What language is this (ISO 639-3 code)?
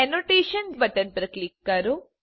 guj